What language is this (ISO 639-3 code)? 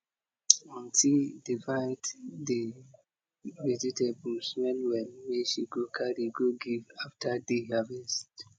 pcm